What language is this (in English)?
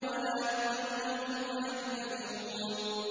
Arabic